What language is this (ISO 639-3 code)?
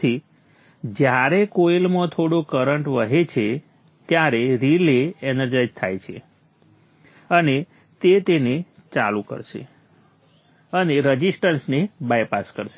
guj